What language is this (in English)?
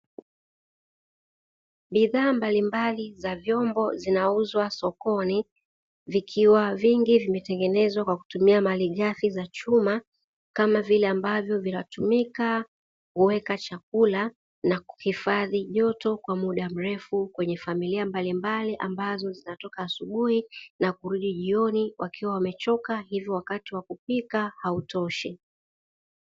Swahili